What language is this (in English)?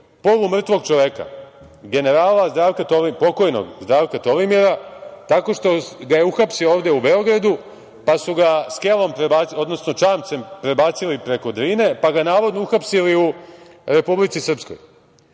Serbian